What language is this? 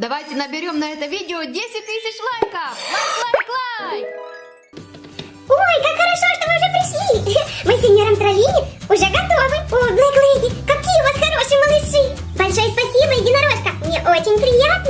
Russian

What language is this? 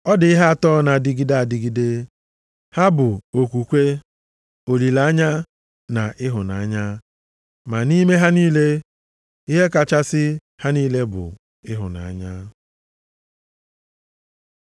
Igbo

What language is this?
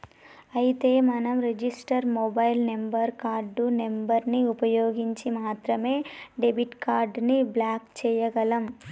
Telugu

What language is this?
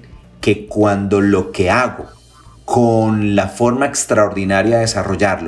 Spanish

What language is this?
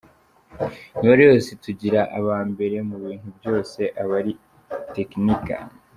Kinyarwanda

